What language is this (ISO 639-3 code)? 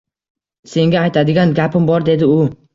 uzb